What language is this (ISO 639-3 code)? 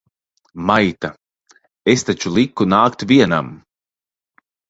lav